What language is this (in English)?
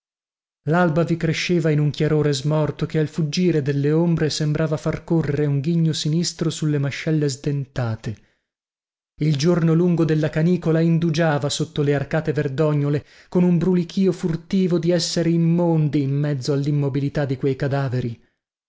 Italian